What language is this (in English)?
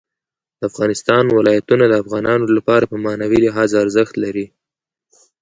Pashto